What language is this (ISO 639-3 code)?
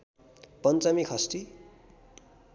nep